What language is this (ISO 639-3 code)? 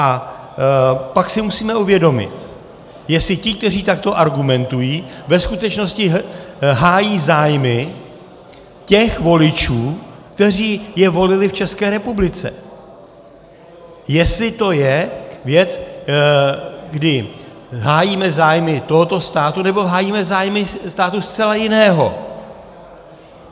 ces